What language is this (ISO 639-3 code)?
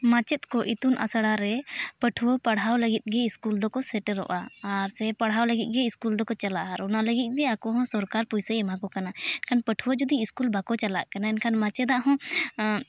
sat